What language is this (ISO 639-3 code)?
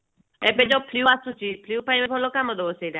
ori